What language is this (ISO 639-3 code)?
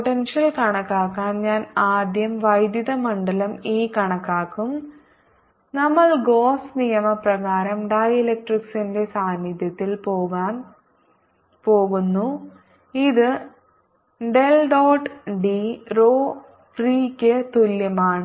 mal